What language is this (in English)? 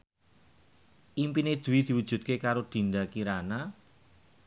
Javanese